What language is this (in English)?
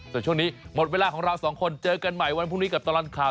Thai